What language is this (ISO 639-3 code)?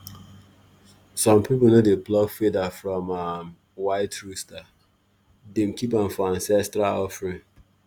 pcm